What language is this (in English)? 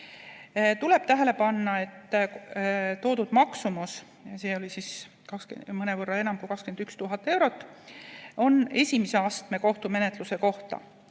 Estonian